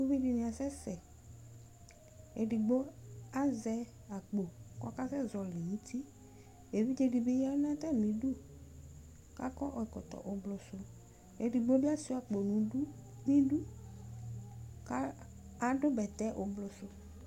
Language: Ikposo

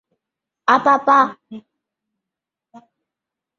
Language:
Chinese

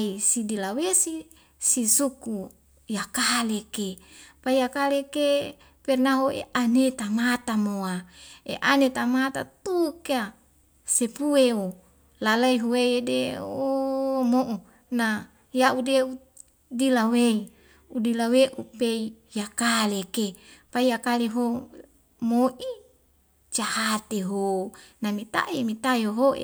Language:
Wemale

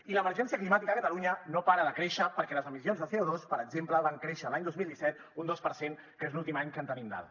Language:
Catalan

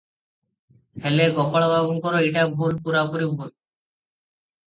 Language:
Odia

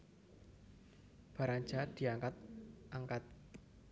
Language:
Javanese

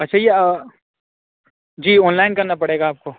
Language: Urdu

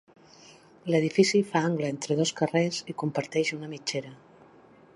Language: Catalan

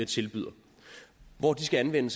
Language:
Danish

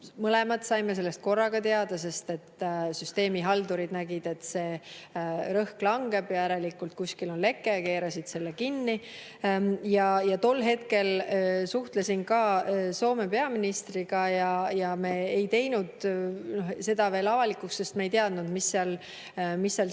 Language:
Estonian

